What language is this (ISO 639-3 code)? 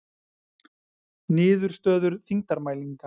isl